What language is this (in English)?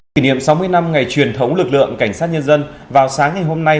Vietnamese